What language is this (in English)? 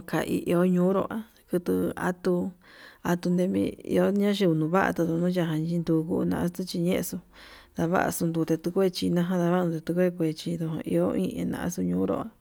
Yutanduchi Mixtec